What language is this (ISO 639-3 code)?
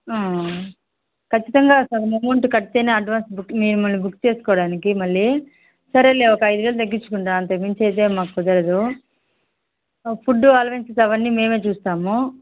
tel